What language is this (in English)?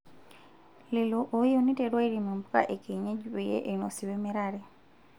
Masai